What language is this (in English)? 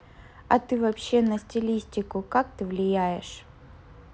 Russian